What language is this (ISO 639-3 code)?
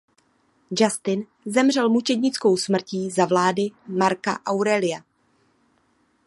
ces